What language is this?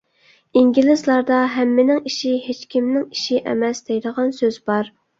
Uyghur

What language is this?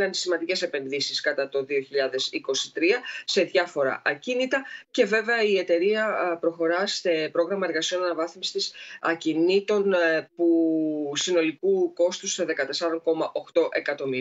Greek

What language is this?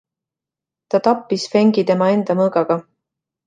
Estonian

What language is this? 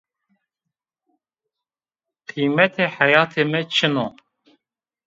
Zaza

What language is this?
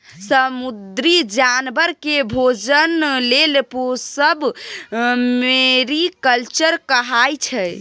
Maithili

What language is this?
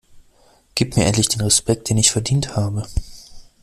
German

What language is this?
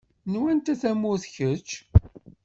Kabyle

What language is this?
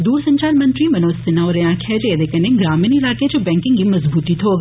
Dogri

